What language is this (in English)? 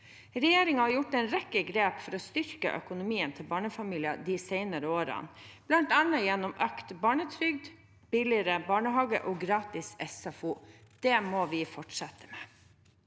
Norwegian